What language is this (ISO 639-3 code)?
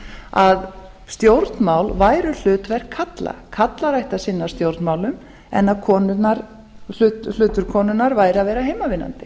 isl